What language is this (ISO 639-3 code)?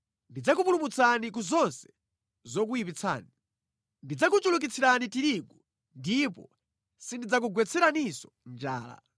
nya